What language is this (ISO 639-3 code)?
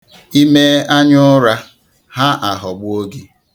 ibo